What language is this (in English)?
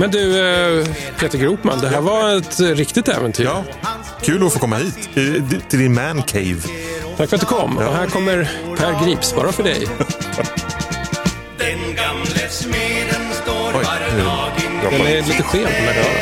Swedish